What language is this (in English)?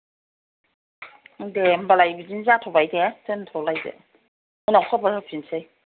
Bodo